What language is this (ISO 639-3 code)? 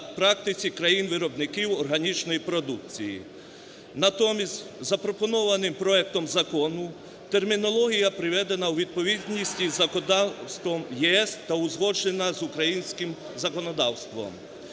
ukr